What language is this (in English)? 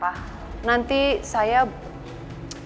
Indonesian